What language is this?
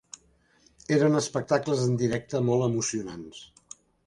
Catalan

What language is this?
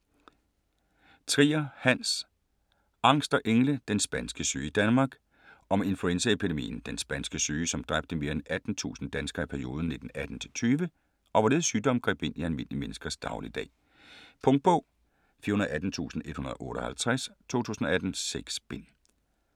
Danish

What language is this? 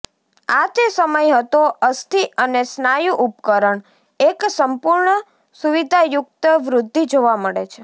Gujarati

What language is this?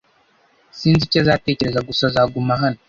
Kinyarwanda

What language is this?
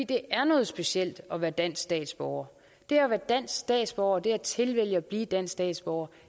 Danish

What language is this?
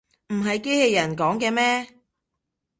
Cantonese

